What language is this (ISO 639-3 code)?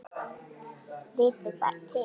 isl